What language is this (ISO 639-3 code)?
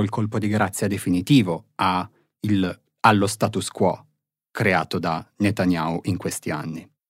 ita